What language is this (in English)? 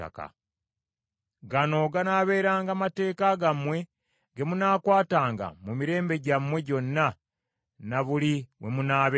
Ganda